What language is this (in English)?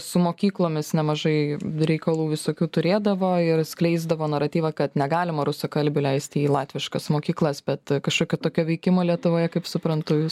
Lithuanian